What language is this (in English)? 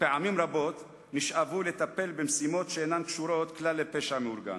Hebrew